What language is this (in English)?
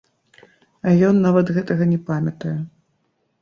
Belarusian